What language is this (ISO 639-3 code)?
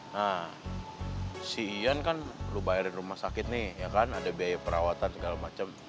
ind